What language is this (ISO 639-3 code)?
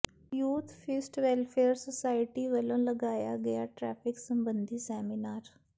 pan